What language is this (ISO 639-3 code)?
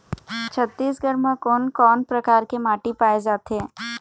hne